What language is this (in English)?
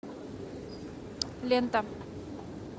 Russian